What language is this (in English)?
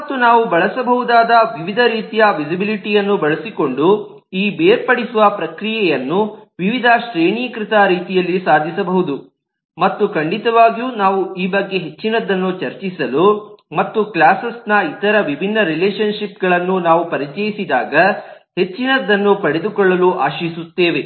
Kannada